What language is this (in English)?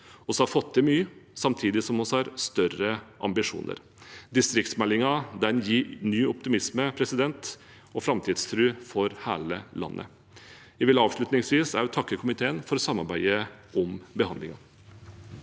Norwegian